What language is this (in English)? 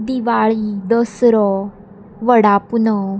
Konkani